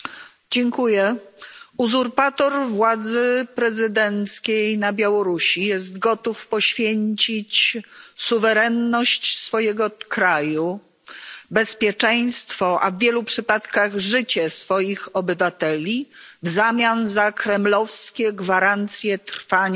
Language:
Polish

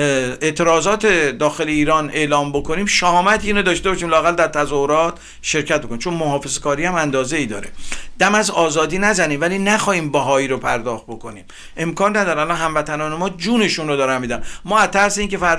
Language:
Persian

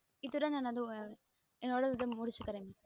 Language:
Tamil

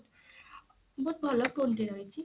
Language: Odia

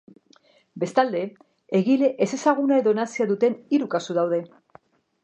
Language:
Basque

